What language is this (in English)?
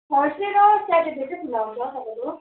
Nepali